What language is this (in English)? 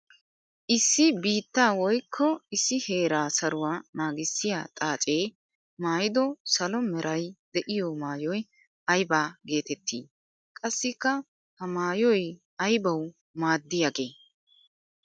Wolaytta